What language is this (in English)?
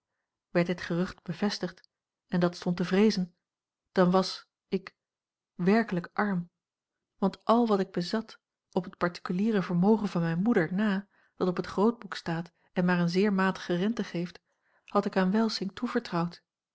Dutch